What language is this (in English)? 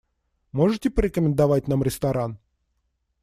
Russian